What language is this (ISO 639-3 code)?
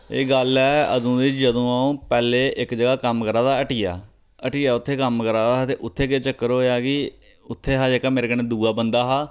doi